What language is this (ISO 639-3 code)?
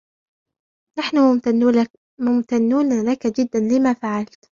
ara